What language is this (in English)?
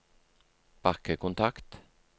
Norwegian